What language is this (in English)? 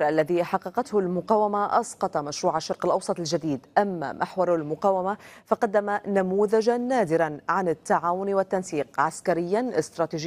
Arabic